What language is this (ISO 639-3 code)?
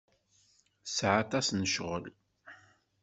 kab